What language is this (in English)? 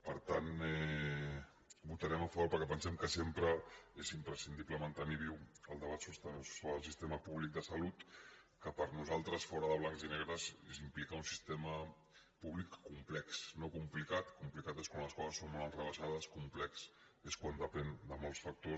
Catalan